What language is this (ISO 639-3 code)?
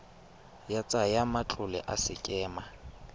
tsn